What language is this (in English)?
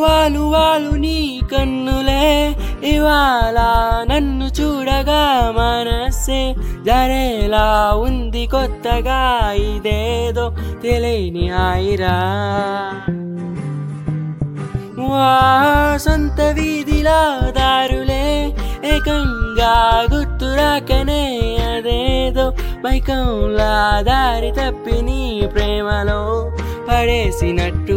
Telugu